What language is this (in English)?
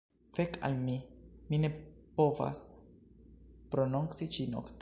Esperanto